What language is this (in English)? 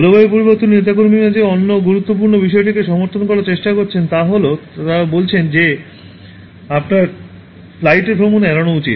Bangla